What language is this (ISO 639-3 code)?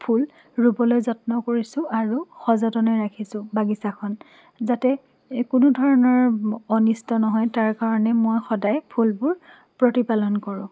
asm